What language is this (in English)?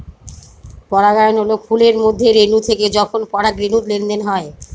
Bangla